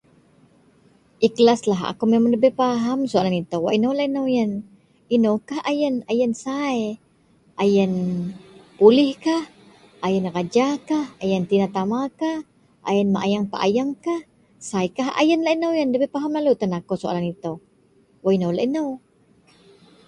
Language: Central Melanau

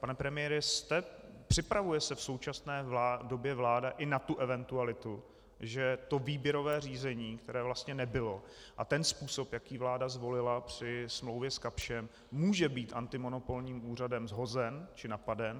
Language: Czech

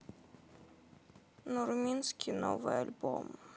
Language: Russian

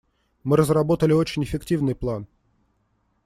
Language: Russian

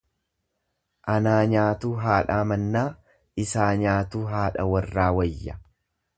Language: Oromo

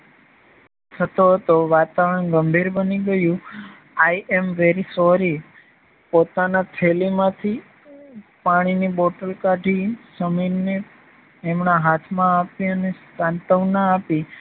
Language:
Gujarati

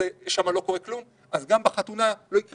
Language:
Hebrew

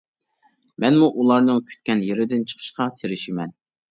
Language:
Uyghur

